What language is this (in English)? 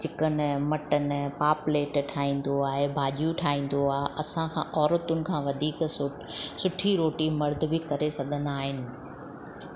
Sindhi